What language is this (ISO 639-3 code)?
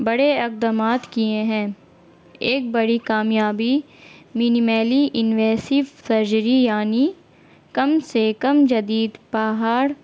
urd